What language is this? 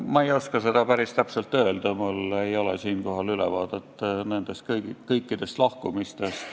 Estonian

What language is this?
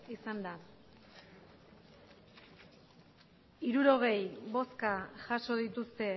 Basque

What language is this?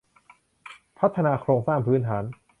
Thai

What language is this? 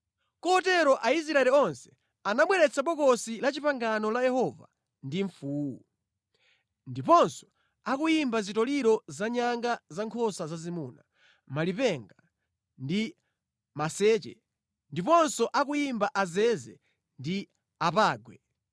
Nyanja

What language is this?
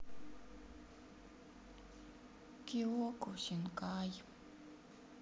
Russian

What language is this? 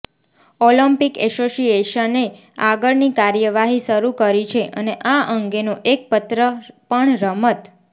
Gujarati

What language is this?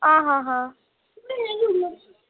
Dogri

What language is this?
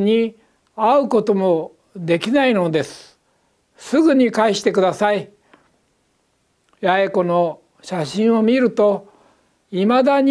Japanese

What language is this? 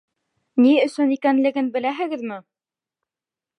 Bashkir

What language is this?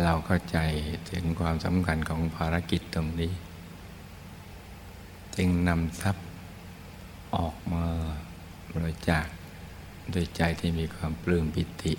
Thai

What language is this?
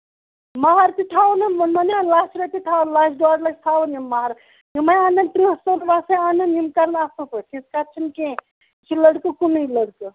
Kashmiri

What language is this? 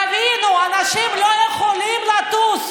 Hebrew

